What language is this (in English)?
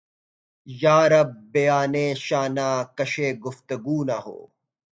Urdu